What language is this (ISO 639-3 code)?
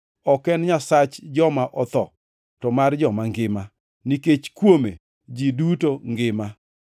luo